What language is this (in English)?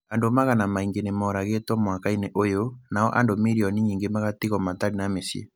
Kikuyu